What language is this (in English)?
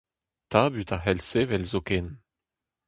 Breton